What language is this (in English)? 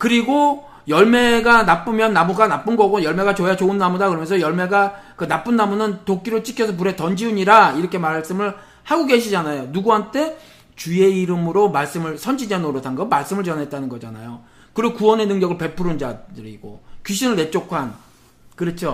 Korean